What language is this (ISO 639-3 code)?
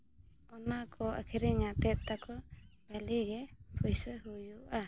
sat